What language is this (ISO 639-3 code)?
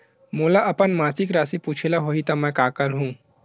hne